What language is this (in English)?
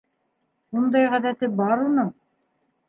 Bashkir